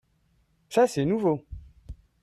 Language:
French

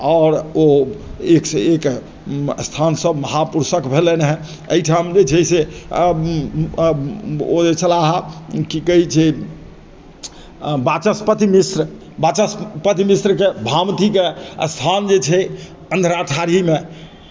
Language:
Maithili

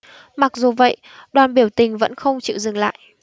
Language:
Vietnamese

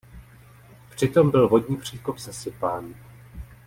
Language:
Czech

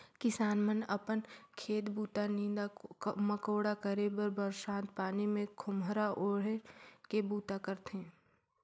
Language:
Chhattisgarhi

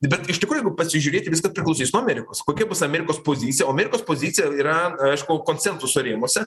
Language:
Lithuanian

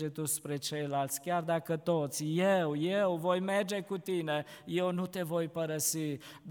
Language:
Romanian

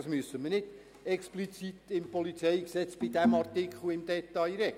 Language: Swiss German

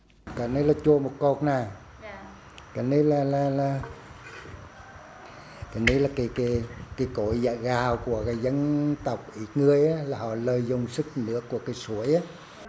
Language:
Vietnamese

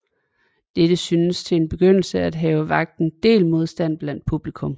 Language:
Danish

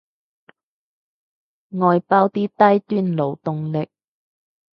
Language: Cantonese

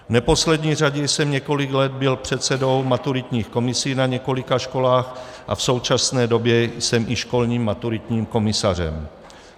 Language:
Czech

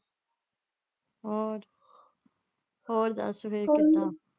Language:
Punjabi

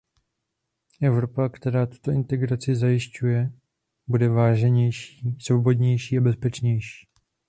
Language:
Czech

